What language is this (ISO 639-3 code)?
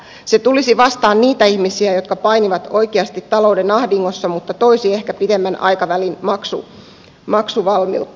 fin